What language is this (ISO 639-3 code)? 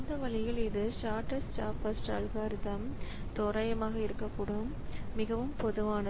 tam